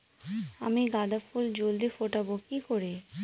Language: Bangla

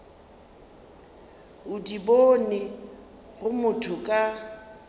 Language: Northern Sotho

